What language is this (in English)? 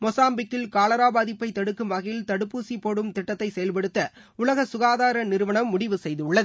Tamil